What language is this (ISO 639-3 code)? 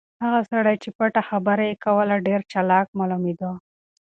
pus